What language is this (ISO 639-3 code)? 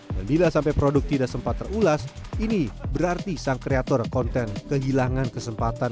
ind